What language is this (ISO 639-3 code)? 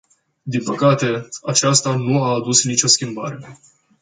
ron